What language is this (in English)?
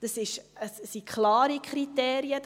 Swiss German